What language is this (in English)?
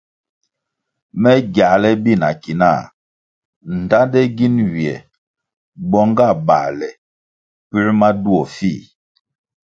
Kwasio